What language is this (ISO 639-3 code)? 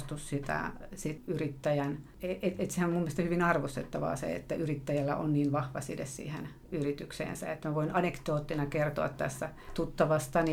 fin